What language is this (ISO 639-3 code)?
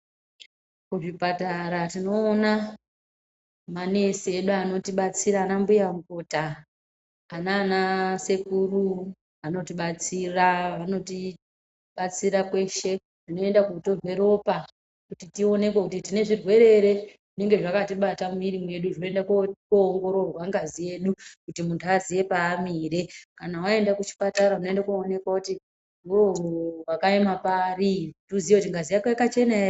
ndc